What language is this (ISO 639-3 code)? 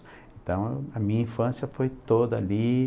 por